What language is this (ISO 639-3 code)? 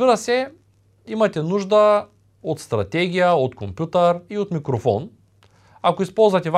bul